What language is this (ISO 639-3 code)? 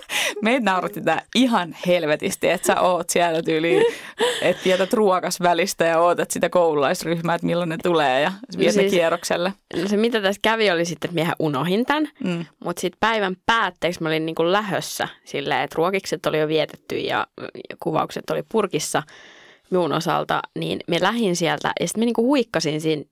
fin